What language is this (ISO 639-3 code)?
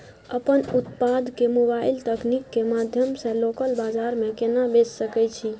mai